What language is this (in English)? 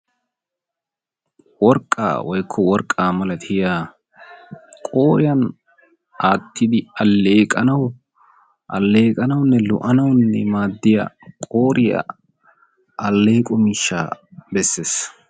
Wolaytta